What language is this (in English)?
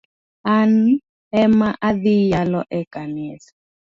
Luo (Kenya and Tanzania)